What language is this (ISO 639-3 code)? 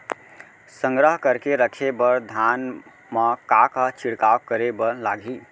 hne